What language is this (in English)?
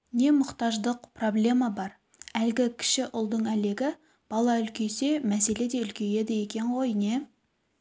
Kazakh